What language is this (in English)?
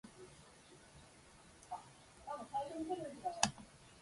Japanese